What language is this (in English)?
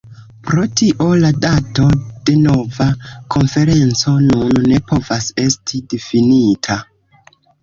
Esperanto